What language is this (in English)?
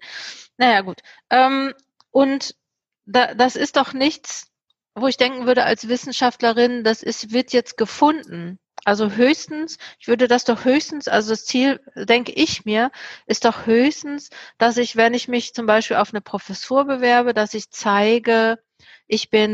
German